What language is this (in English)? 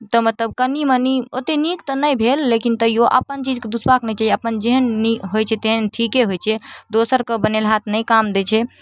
Maithili